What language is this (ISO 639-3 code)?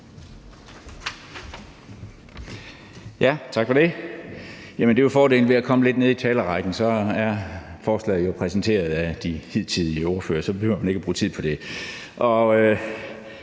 dan